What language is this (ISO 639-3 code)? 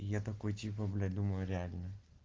rus